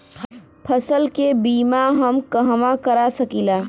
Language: Bhojpuri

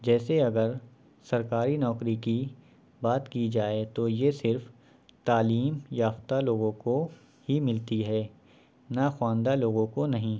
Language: Urdu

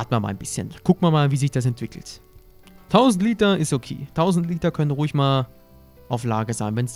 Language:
German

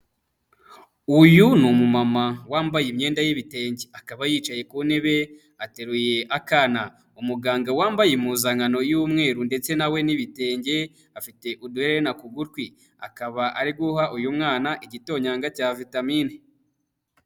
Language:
Kinyarwanda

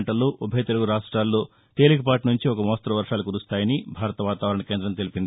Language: Telugu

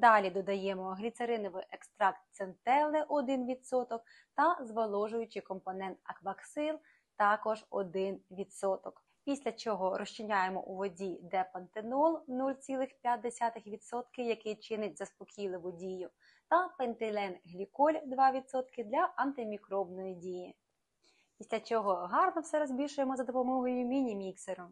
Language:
Ukrainian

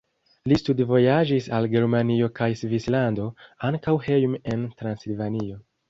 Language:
Esperanto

